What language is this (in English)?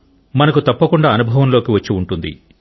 Telugu